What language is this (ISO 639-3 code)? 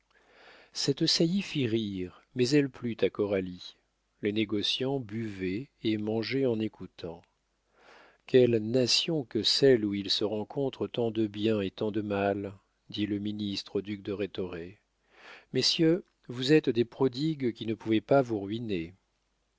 fra